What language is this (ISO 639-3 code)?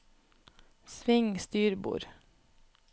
nor